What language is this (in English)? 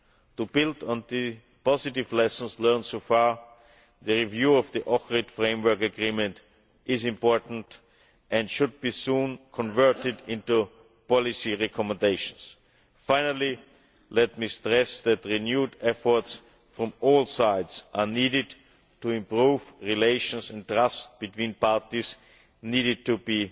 English